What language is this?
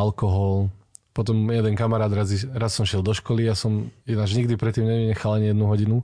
Slovak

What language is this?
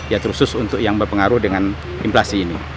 Indonesian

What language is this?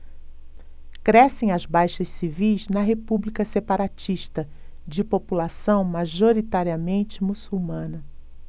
Portuguese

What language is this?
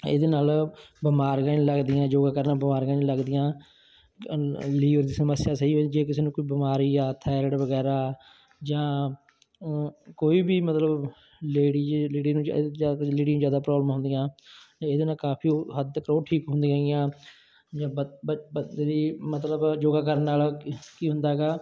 Punjabi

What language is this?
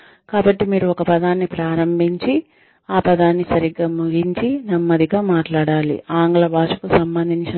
Telugu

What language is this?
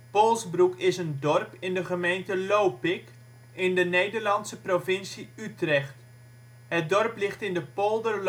Dutch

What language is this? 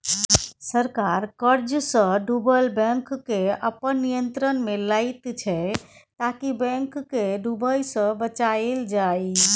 Maithili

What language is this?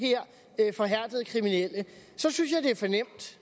Danish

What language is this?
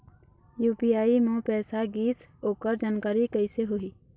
Chhattisgarhi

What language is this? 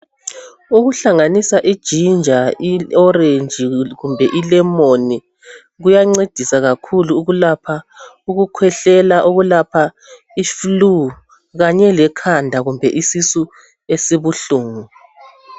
North Ndebele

